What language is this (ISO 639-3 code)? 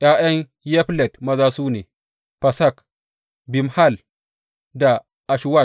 hau